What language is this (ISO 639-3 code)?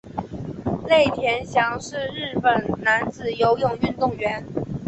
zho